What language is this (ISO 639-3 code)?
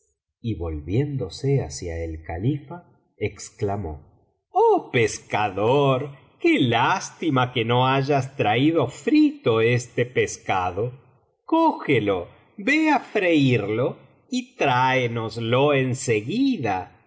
spa